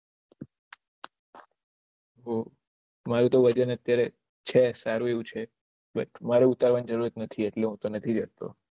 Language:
Gujarati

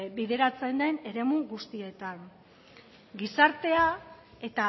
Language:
Basque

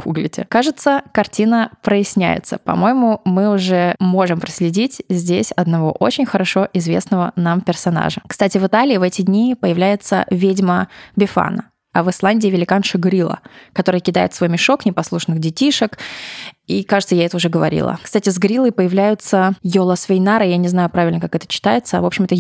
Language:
Russian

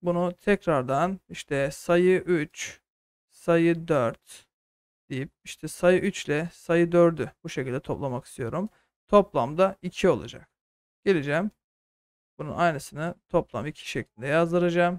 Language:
Turkish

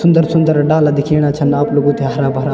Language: Garhwali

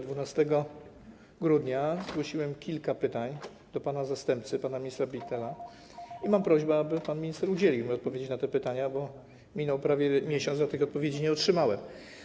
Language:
Polish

